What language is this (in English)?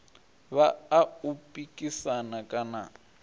Venda